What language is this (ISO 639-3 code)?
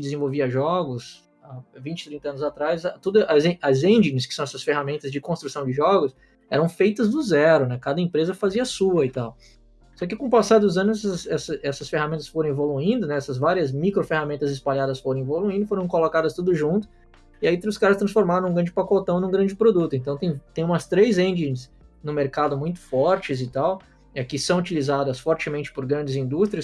por